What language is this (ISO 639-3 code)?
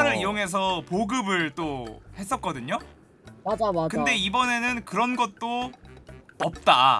kor